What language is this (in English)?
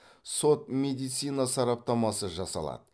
Kazakh